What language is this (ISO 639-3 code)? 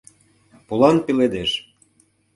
chm